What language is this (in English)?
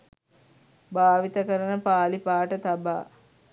Sinhala